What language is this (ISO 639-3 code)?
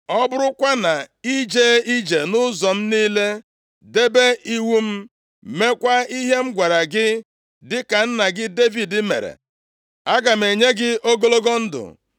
ibo